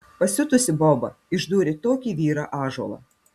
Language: Lithuanian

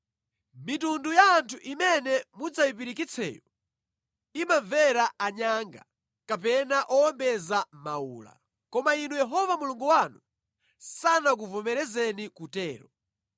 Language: Nyanja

